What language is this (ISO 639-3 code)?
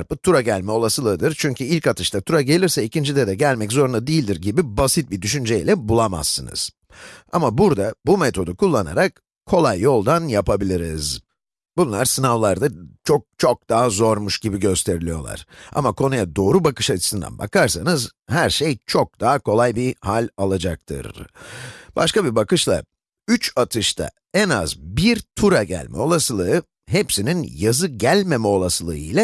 tur